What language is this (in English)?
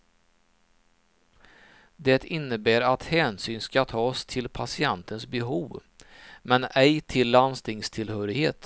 Swedish